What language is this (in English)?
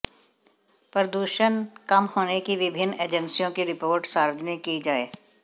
Hindi